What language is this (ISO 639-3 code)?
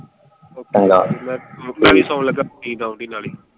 pan